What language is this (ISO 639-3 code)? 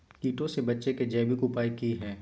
mag